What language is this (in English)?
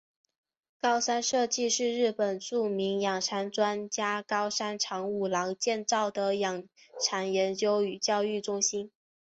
Chinese